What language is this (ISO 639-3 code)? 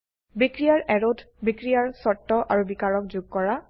asm